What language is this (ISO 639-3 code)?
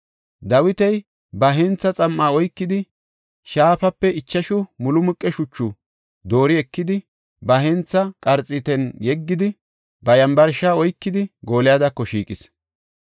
gof